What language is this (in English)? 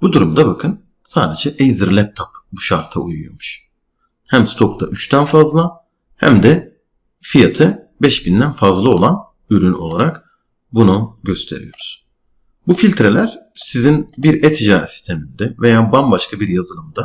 Turkish